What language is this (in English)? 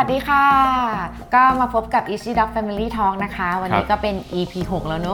Thai